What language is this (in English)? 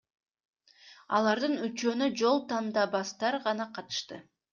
Kyrgyz